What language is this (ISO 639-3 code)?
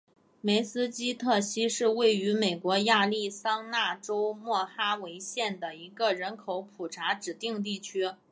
zho